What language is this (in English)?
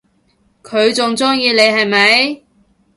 Cantonese